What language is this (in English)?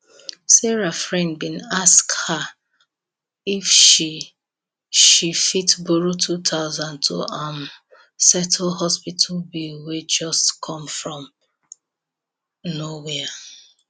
Nigerian Pidgin